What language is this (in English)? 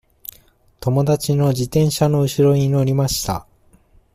Japanese